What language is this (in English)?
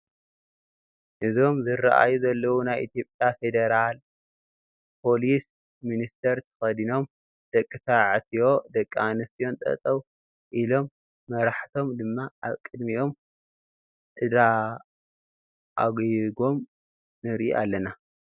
Tigrinya